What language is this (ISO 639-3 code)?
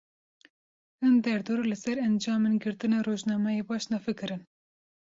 kur